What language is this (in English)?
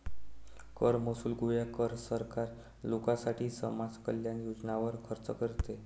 Marathi